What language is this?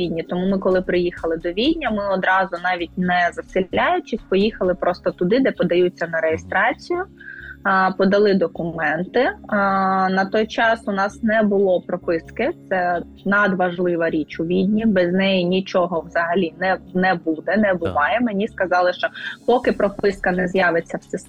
Ukrainian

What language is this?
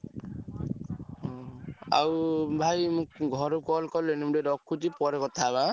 Odia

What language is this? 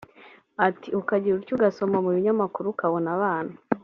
Kinyarwanda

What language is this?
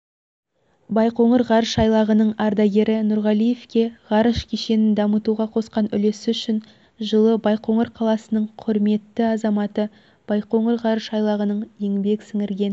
Kazakh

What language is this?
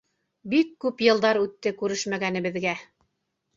Bashkir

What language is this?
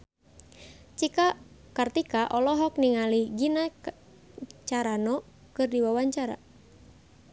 Sundanese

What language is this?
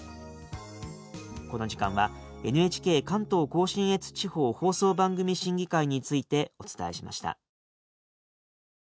Japanese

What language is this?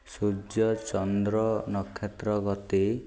Odia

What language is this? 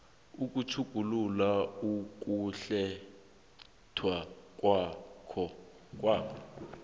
South Ndebele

